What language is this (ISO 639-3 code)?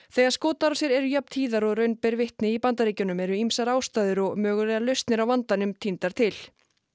isl